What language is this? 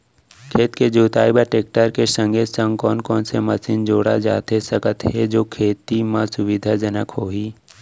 Chhattisgarhi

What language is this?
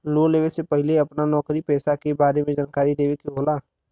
Bhojpuri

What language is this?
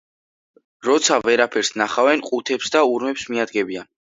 Georgian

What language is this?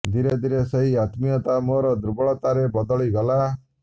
Odia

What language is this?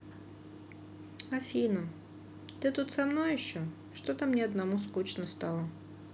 Russian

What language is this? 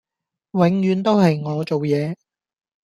Cantonese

